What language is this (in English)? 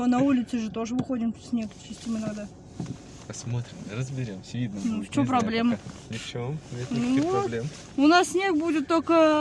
Russian